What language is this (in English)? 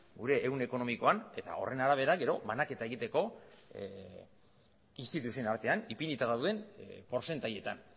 Basque